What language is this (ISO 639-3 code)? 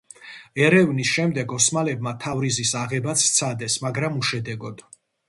kat